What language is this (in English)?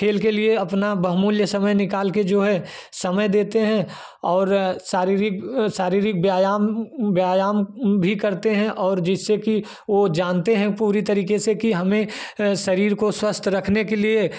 Hindi